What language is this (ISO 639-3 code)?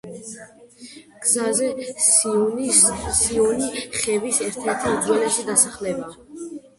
kat